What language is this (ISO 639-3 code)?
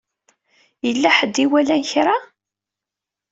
kab